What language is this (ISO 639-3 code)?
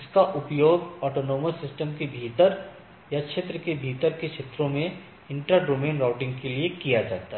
hin